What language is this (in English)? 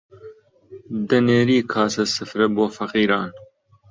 Central Kurdish